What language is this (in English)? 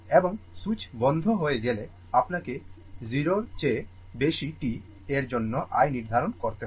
Bangla